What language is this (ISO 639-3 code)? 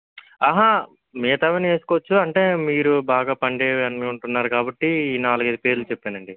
tel